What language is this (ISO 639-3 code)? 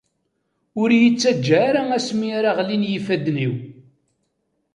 kab